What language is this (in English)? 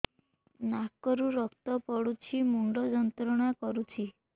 Odia